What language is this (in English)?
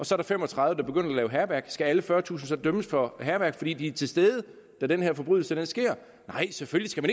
Danish